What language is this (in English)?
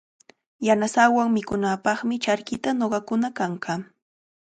Cajatambo North Lima Quechua